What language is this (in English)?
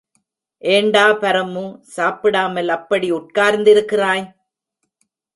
Tamil